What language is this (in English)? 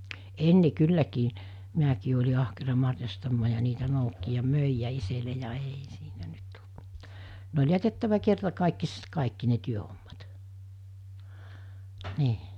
Finnish